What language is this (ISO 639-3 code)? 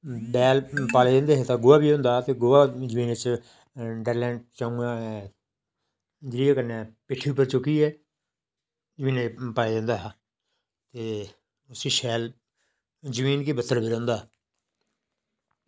doi